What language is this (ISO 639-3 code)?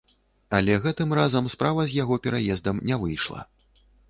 bel